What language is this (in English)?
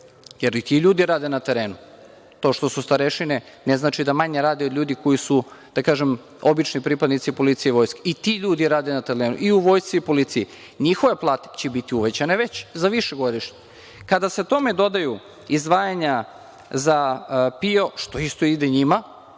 Serbian